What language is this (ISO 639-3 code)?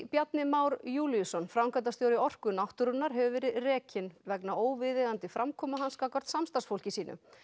isl